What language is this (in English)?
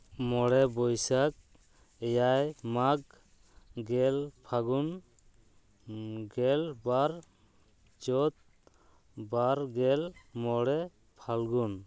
Santali